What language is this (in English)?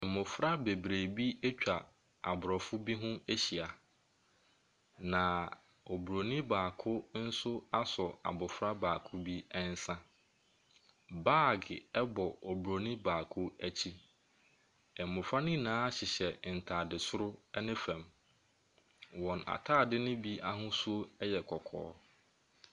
Akan